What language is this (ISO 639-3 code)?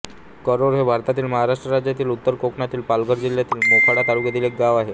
mar